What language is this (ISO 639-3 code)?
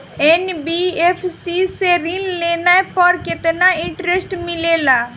bho